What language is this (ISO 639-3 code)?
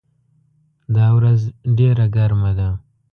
pus